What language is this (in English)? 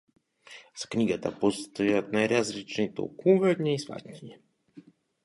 Macedonian